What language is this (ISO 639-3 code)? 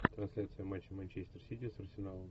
rus